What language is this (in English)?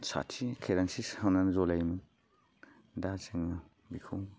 Bodo